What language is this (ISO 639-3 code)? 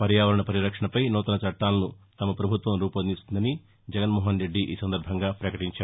tel